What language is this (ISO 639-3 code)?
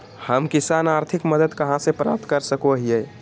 mag